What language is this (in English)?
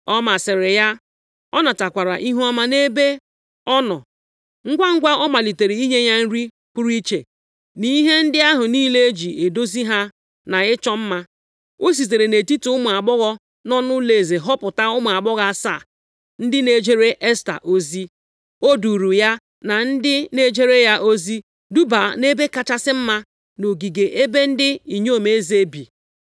Igbo